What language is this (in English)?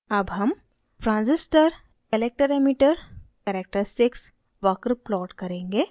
Hindi